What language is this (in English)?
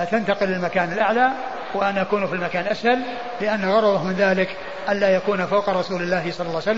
Arabic